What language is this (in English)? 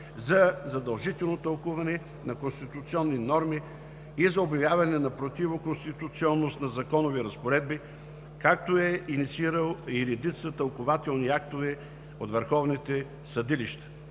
Bulgarian